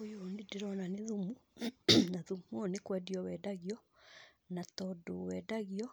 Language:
Kikuyu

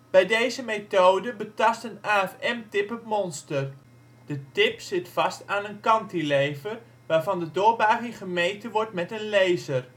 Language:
Dutch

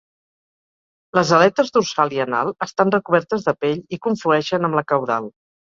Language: Catalan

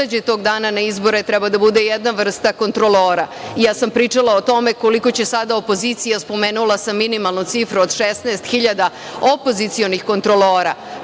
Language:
Serbian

